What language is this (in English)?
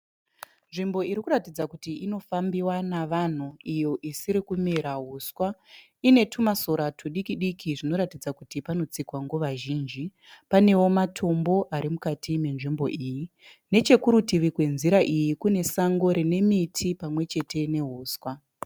Shona